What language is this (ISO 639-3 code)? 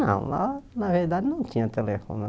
por